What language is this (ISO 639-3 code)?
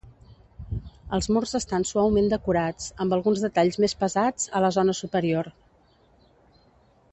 cat